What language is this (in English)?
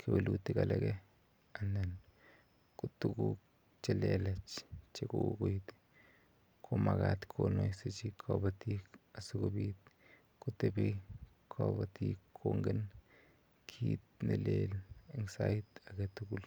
Kalenjin